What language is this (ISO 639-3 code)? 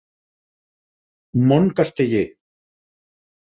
cat